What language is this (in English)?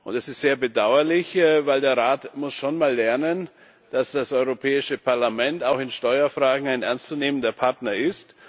German